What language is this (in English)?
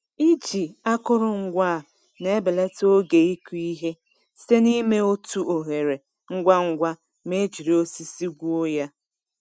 Igbo